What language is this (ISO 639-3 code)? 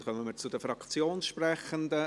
gsw